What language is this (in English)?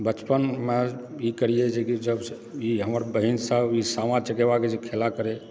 Maithili